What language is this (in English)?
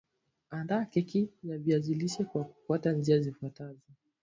Swahili